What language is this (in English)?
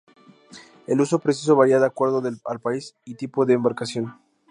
Spanish